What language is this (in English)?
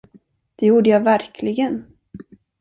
Swedish